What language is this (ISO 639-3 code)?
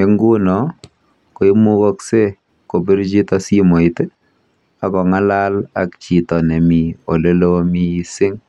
kln